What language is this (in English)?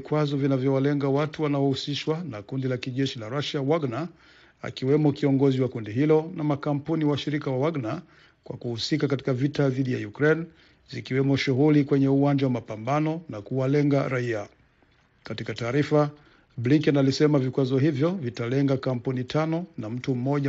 Swahili